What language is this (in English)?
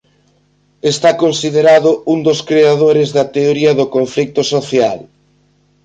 Galician